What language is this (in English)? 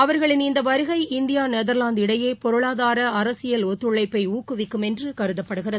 Tamil